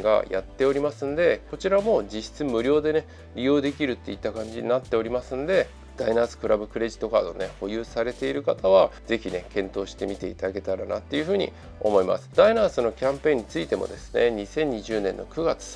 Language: Japanese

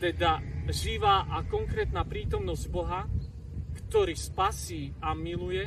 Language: Slovak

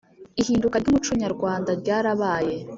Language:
Kinyarwanda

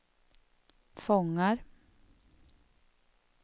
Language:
Swedish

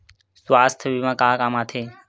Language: Chhattisgarhi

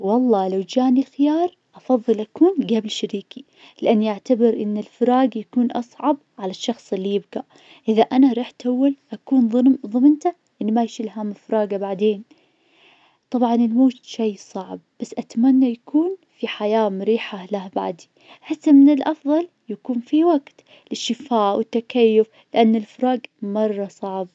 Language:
Najdi Arabic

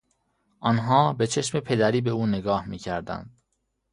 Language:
Persian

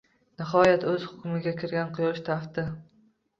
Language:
Uzbek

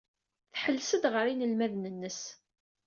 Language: Kabyle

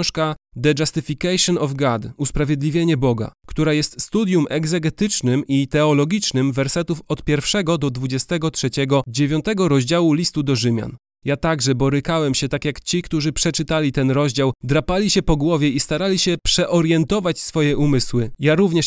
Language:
Polish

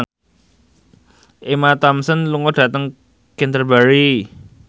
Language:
Javanese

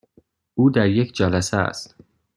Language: Persian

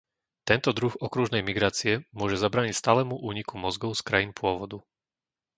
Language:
Slovak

